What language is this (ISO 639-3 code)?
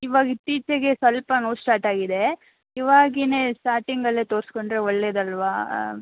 kan